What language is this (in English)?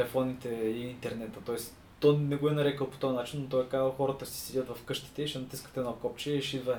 Bulgarian